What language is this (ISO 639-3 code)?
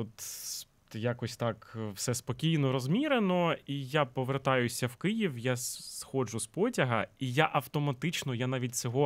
ukr